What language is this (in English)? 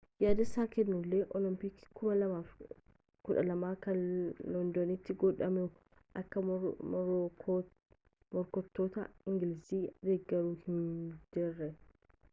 Oromo